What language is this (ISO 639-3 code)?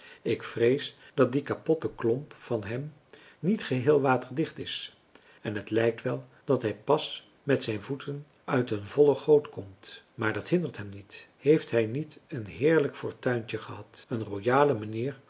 nld